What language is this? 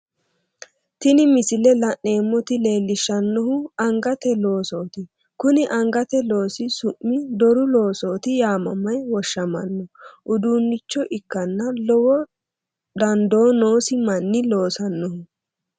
Sidamo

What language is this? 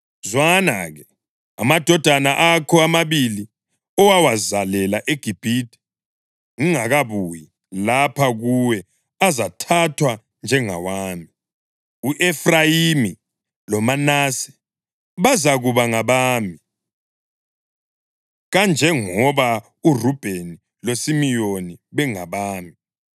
North Ndebele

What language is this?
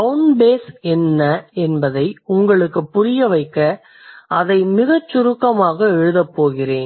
Tamil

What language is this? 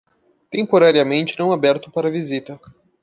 Portuguese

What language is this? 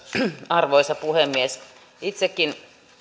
Finnish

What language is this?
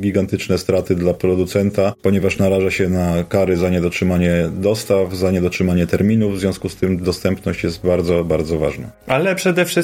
Polish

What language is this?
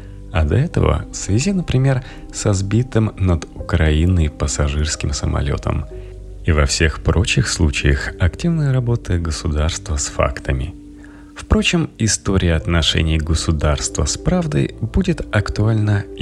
Russian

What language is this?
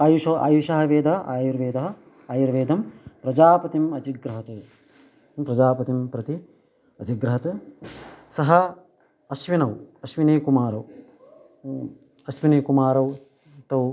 Sanskrit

